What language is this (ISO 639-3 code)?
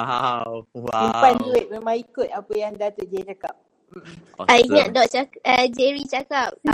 msa